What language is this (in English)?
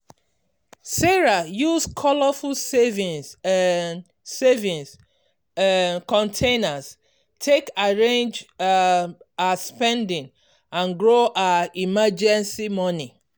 Nigerian Pidgin